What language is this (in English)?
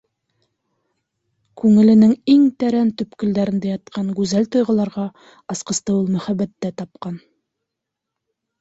Bashkir